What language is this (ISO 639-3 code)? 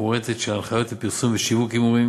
heb